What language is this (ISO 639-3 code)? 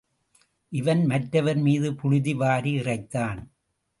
tam